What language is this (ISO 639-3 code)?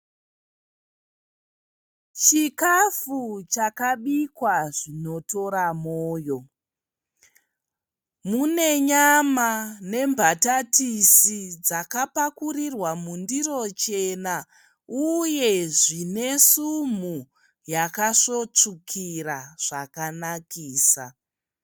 sna